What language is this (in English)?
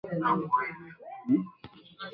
Swahili